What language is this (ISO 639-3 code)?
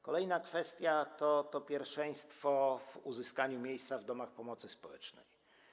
pol